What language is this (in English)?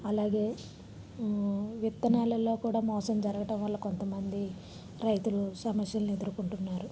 Telugu